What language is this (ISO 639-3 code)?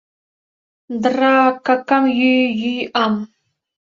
chm